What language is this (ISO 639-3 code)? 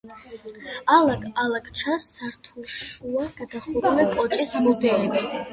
kat